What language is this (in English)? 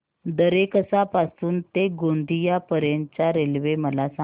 Marathi